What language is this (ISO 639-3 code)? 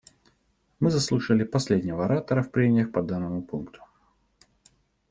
rus